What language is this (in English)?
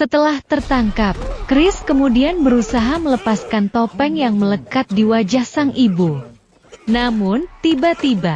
Indonesian